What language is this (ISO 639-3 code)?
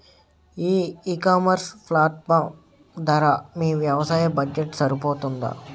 tel